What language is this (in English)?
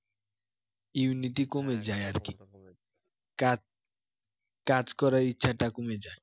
Bangla